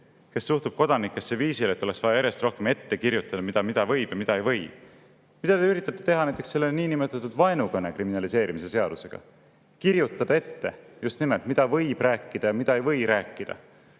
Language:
Estonian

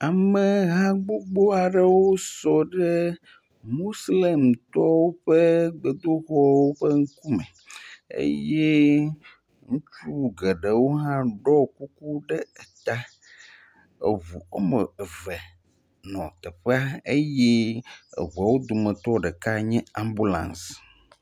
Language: Ewe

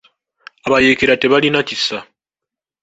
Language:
Ganda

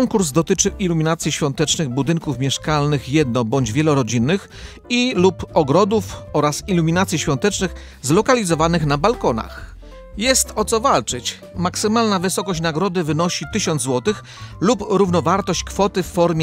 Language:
Polish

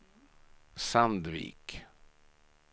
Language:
Swedish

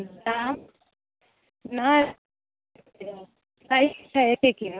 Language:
Maithili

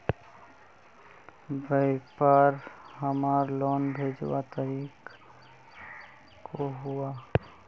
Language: Magahi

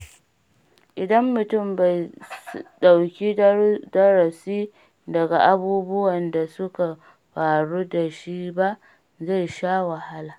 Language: Hausa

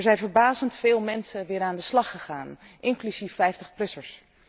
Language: Dutch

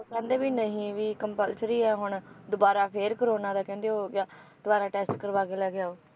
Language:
Punjabi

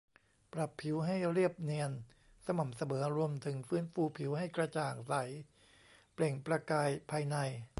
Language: Thai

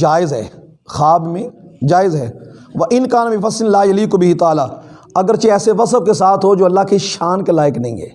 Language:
Urdu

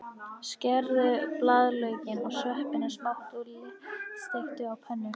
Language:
Icelandic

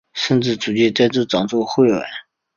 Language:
Chinese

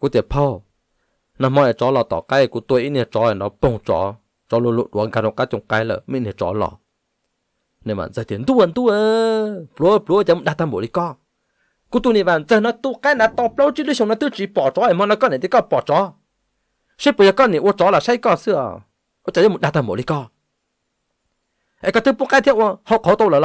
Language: Thai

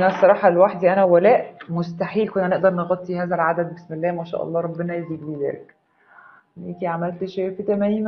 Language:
Arabic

